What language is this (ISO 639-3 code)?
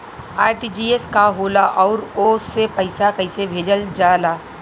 bho